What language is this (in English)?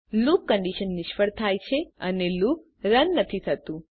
Gujarati